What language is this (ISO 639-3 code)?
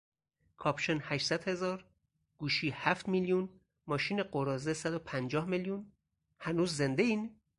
fas